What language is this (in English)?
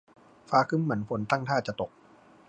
Thai